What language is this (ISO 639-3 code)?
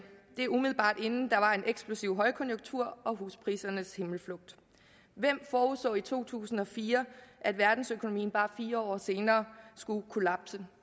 dan